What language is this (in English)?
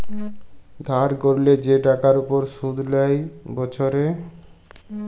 Bangla